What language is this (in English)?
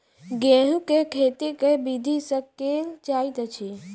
Maithili